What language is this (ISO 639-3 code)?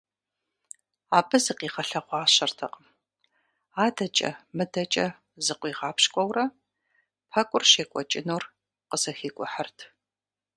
kbd